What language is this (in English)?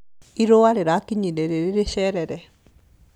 Kikuyu